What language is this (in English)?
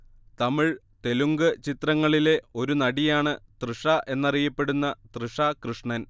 Malayalam